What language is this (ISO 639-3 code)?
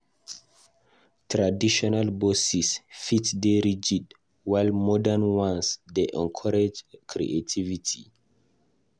pcm